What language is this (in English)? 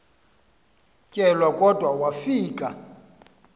Xhosa